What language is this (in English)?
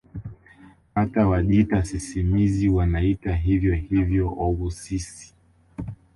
Swahili